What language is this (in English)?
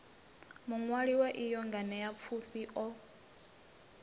Venda